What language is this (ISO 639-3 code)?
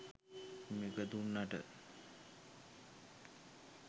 sin